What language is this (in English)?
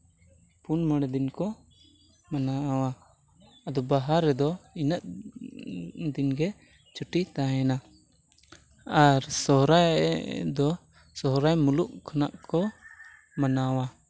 Santali